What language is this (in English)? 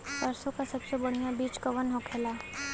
Bhojpuri